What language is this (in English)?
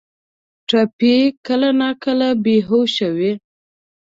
Pashto